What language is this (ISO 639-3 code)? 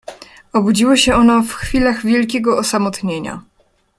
pol